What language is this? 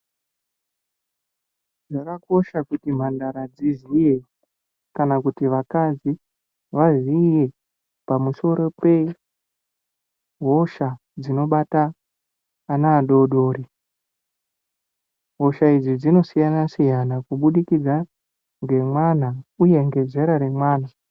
Ndau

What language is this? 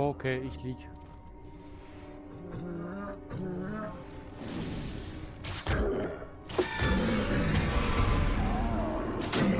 German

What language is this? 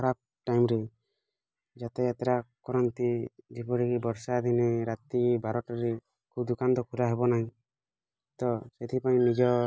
Odia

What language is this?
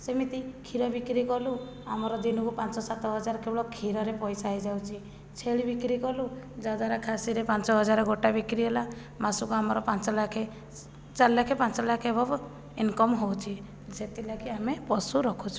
Odia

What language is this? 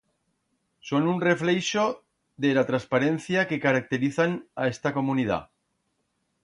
Aragonese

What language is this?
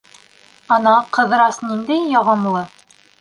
Bashkir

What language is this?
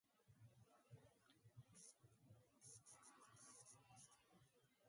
Basque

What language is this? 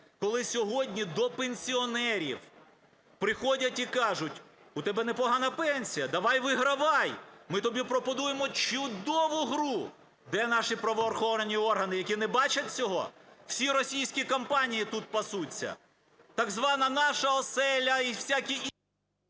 Ukrainian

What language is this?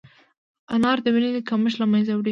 Pashto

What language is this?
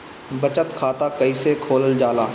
Bhojpuri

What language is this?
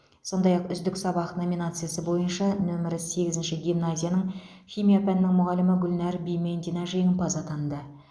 Kazakh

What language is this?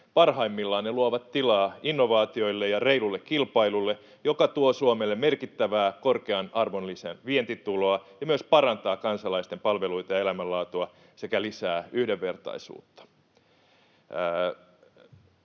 Finnish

